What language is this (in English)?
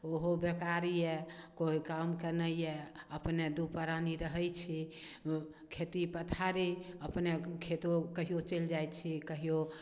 Maithili